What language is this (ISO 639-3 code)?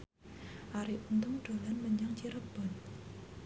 jav